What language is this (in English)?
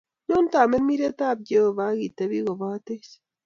Kalenjin